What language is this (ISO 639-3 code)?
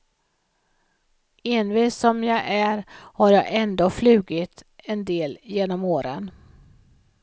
swe